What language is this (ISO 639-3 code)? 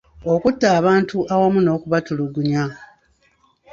lug